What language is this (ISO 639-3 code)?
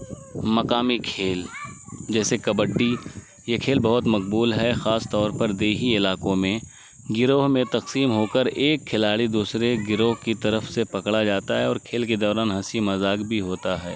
urd